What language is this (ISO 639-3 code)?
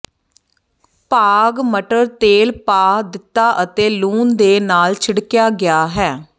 pan